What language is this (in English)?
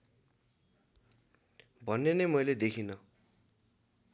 Nepali